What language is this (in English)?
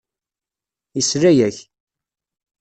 Kabyle